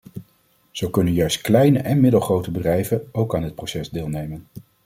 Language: Dutch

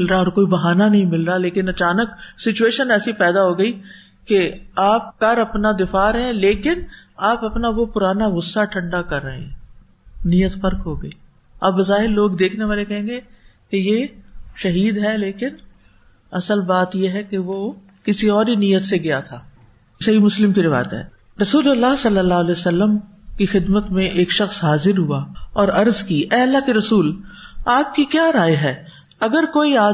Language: Urdu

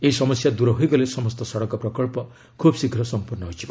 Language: Odia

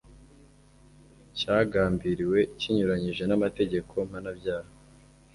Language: Kinyarwanda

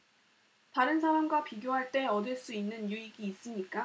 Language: Korean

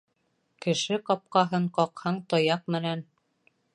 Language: Bashkir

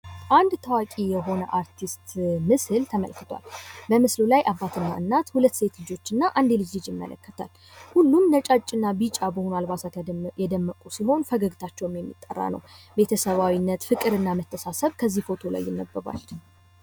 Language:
Amharic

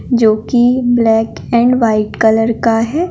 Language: Hindi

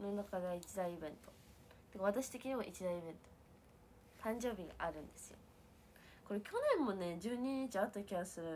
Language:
Japanese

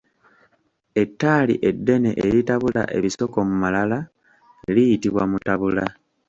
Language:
Ganda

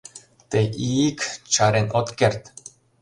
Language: Mari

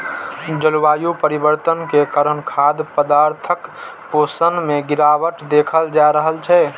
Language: Maithili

